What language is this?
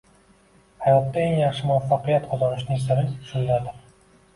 Uzbek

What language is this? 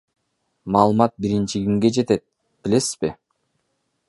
Kyrgyz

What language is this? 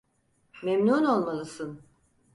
Turkish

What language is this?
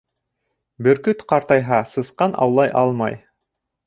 Bashkir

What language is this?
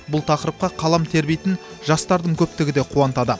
Kazakh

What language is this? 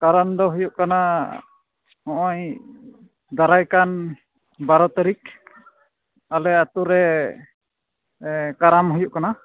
Santali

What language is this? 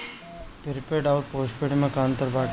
Bhojpuri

